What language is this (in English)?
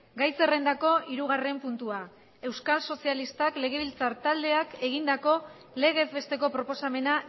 Basque